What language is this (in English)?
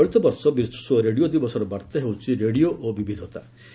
Odia